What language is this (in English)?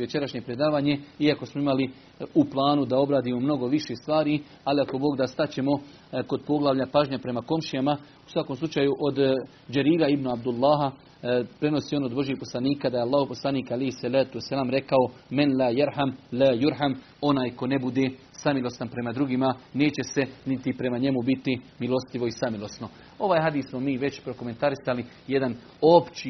Croatian